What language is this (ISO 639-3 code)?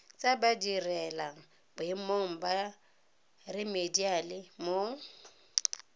tsn